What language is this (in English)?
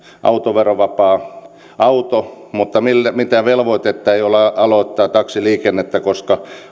Finnish